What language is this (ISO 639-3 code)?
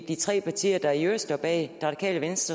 dan